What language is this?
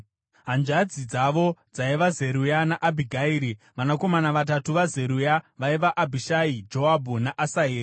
Shona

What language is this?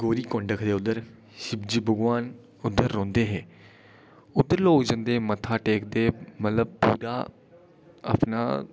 Dogri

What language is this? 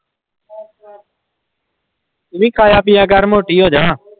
Punjabi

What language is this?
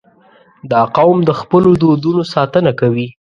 Pashto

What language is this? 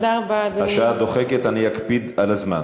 Hebrew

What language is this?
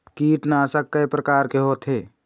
Chhattisgarhi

